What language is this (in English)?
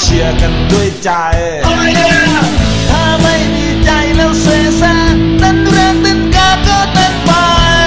Thai